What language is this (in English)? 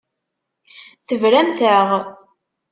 Kabyle